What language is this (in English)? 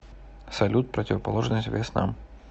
Russian